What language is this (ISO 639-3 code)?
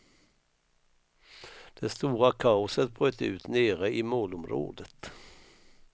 swe